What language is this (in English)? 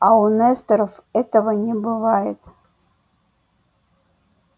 Russian